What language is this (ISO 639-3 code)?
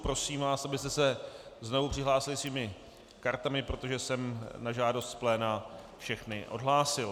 ces